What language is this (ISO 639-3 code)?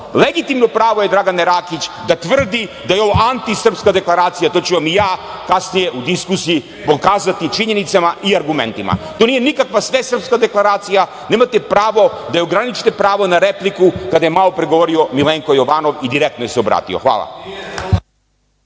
srp